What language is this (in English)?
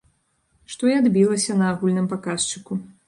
Belarusian